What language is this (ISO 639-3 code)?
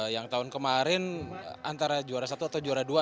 ind